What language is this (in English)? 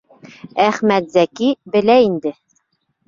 Bashkir